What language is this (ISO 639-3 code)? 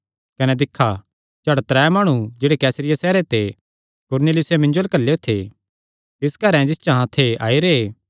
xnr